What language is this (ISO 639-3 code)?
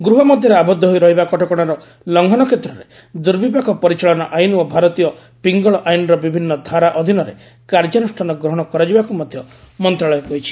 ori